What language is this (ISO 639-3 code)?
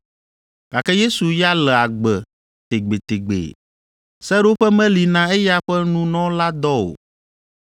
ewe